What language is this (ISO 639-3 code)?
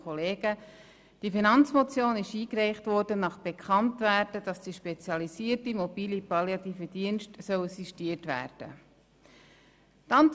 gsw